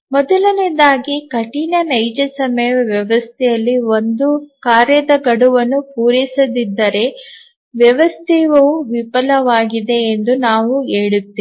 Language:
Kannada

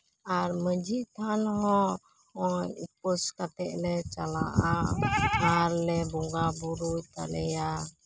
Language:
Santali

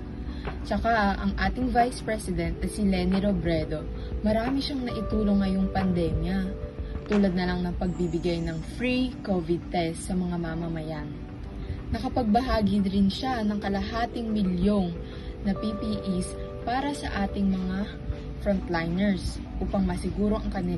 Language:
Filipino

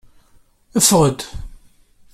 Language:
Kabyle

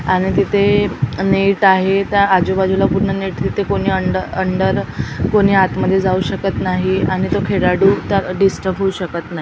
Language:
Marathi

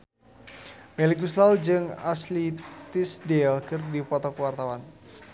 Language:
Sundanese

